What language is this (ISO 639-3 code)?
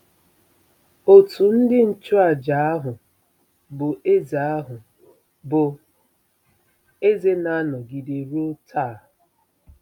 ibo